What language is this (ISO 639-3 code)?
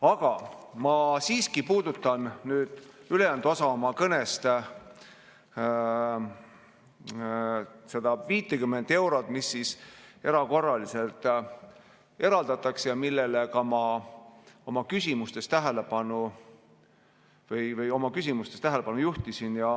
est